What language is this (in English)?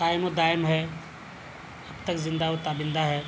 Urdu